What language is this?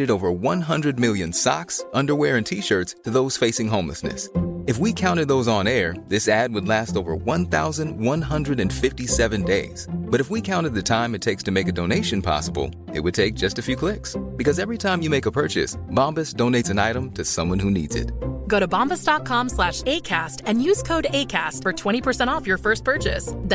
Swedish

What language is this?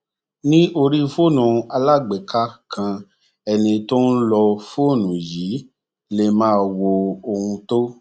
Yoruba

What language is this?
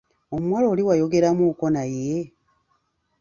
Ganda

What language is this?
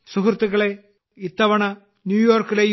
Malayalam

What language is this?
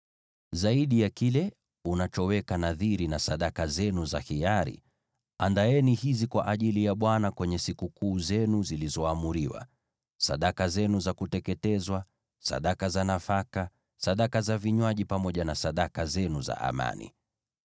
Swahili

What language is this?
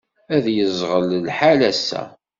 Kabyle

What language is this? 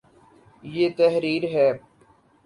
Urdu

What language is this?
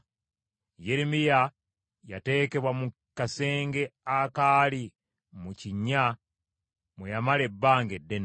Ganda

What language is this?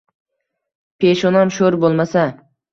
Uzbek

